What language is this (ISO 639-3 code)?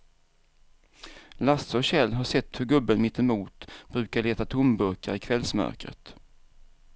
swe